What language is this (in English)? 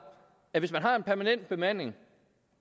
Danish